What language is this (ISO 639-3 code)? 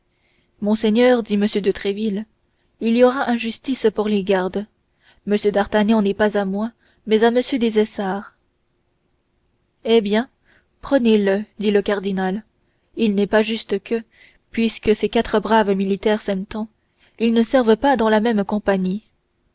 fra